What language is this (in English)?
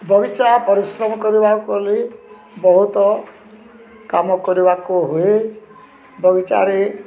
Odia